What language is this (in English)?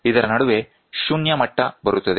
Kannada